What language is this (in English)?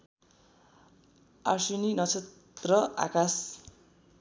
Nepali